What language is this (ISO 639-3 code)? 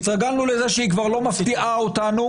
heb